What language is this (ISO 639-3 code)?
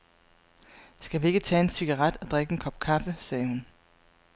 dan